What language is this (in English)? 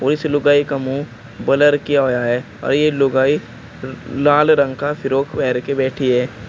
Hindi